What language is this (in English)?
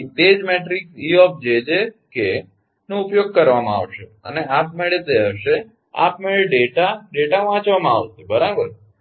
Gujarati